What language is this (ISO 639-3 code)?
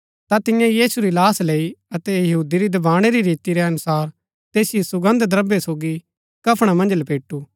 gbk